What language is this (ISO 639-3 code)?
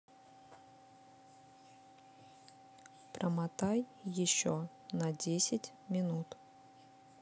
rus